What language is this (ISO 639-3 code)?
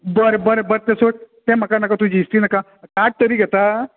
kok